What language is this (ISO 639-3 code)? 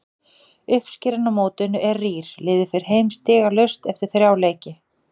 isl